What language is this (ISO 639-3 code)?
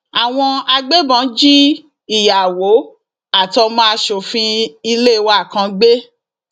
yor